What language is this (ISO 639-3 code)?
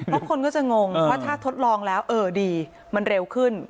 tha